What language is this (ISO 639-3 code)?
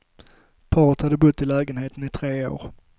swe